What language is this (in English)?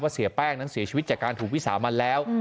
Thai